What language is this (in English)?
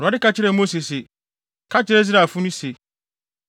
Akan